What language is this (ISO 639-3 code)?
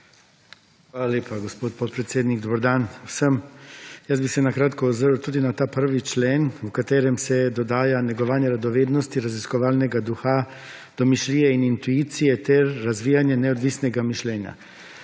slv